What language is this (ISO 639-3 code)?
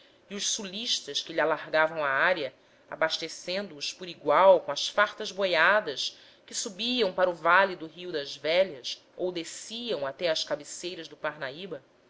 por